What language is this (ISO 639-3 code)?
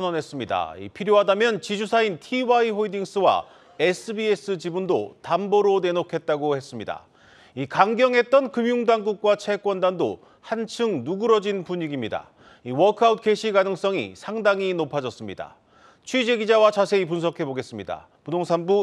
kor